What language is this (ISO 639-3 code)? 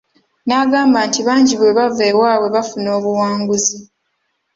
lug